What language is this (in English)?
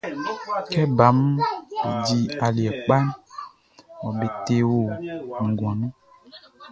Baoulé